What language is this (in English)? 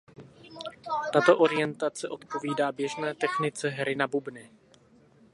Czech